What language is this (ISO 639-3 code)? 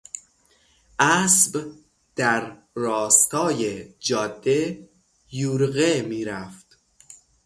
fas